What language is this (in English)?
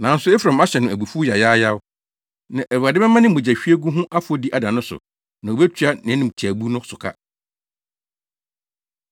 Akan